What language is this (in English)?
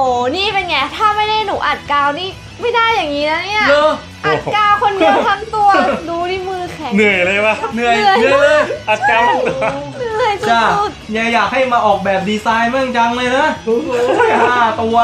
Thai